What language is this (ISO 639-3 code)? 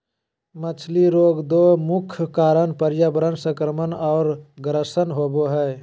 mag